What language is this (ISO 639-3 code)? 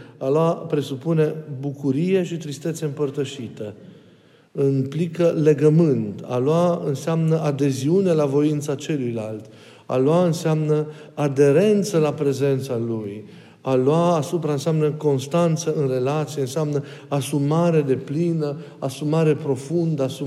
ron